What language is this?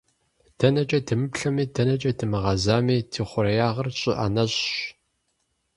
Kabardian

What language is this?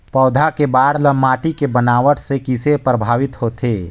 Chhattisgarhi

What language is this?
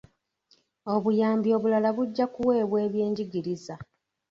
Ganda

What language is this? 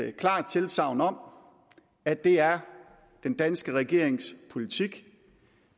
Danish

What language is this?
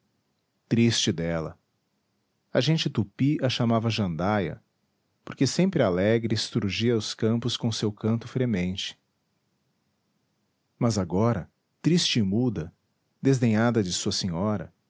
Portuguese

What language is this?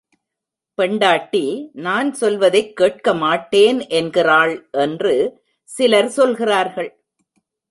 Tamil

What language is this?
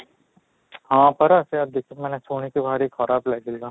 Odia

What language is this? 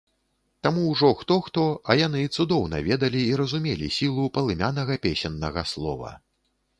Belarusian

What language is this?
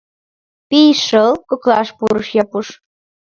Mari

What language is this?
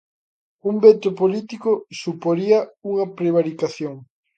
Galician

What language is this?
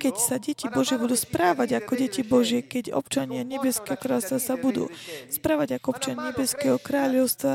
Slovak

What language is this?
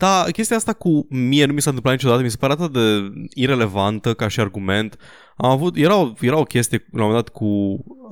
Romanian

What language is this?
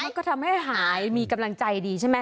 Thai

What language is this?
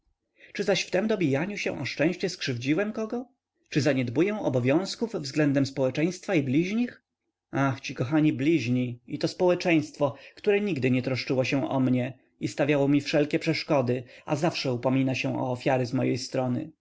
Polish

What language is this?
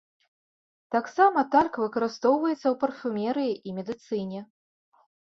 Belarusian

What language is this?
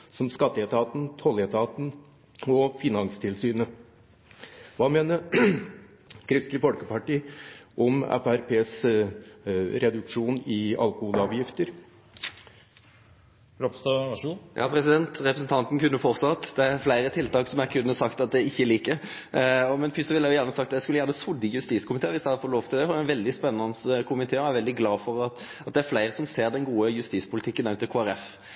Norwegian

